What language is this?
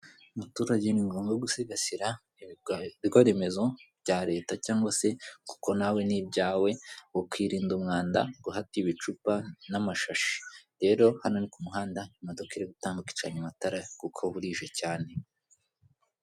Kinyarwanda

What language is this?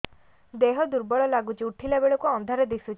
Odia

